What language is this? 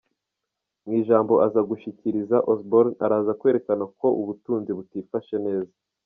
Kinyarwanda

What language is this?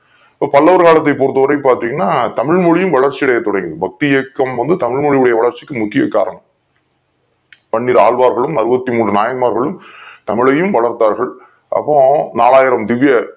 Tamil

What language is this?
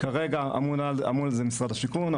Hebrew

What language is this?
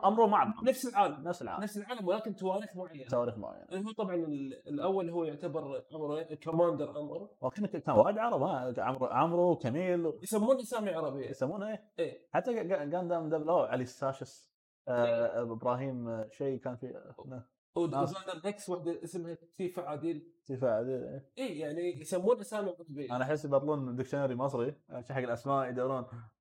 Arabic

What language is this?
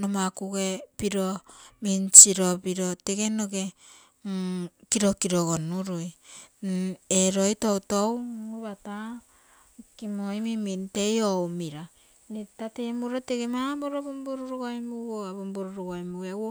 Terei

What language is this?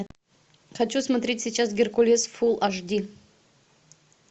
Russian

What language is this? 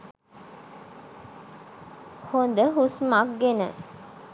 Sinhala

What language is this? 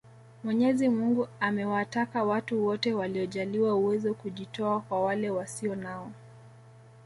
Swahili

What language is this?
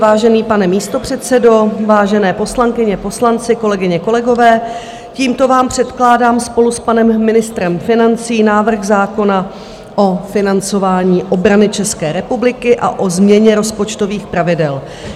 Czech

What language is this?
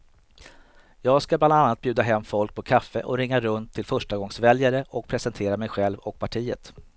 Swedish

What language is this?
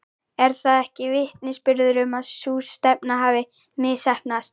Icelandic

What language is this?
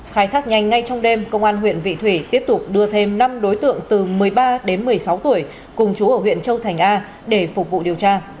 Vietnamese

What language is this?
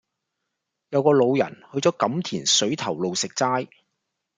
Cantonese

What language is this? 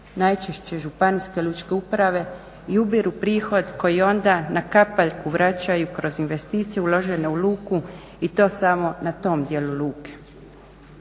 Croatian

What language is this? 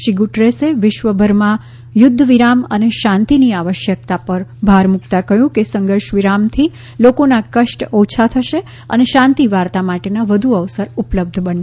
Gujarati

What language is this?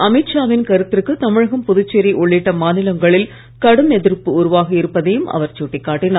Tamil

